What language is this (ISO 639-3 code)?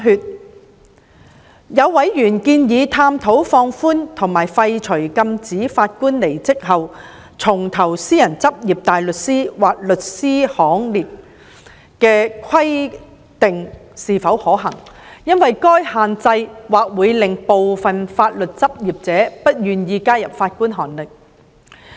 yue